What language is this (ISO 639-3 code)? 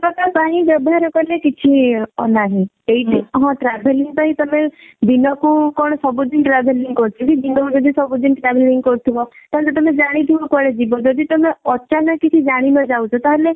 ori